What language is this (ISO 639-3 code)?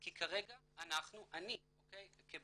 heb